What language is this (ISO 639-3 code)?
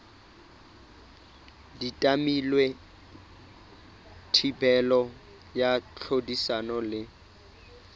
sot